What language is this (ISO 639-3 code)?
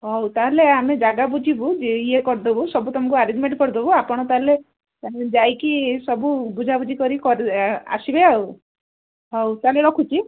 ori